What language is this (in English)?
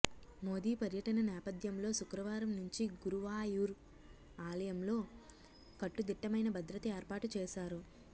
Telugu